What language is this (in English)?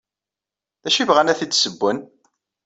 Kabyle